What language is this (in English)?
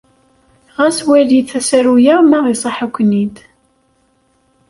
Kabyle